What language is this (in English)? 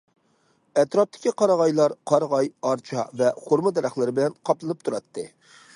Uyghur